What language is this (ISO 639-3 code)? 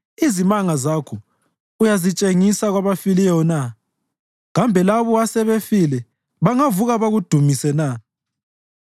nde